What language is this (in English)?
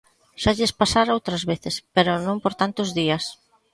Galician